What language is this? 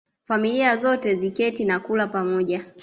Swahili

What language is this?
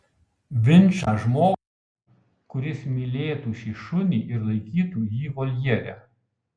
Lithuanian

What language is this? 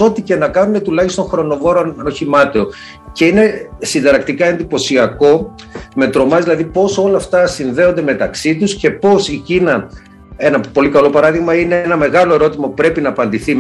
Greek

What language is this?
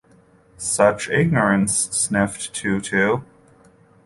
English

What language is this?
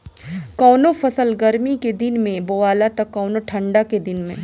Bhojpuri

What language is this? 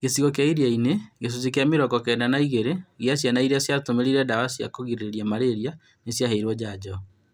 Kikuyu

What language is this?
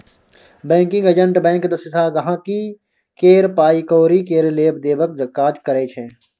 Maithili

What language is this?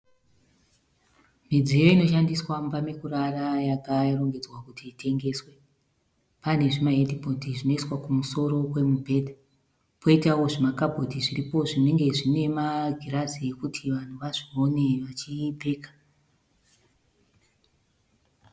Shona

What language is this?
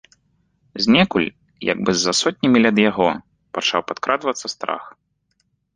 Belarusian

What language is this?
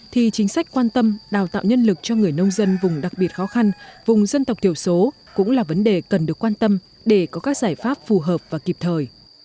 Vietnamese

